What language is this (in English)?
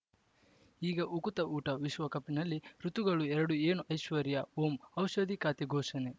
Kannada